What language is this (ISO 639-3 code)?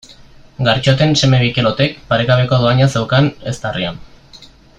eus